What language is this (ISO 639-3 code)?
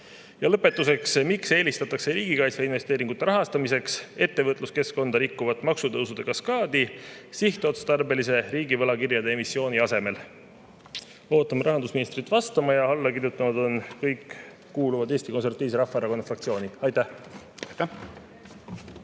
est